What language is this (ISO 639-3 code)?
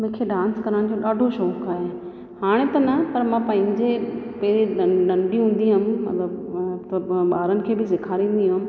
snd